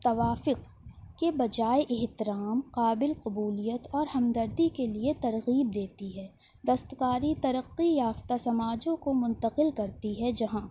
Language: Urdu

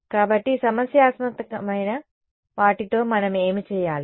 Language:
Telugu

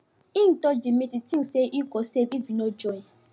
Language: Nigerian Pidgin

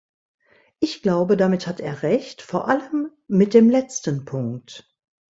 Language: German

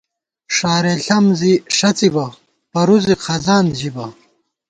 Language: Gawar-Bati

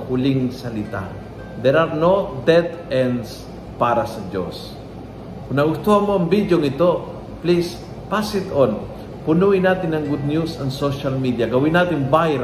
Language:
Filipino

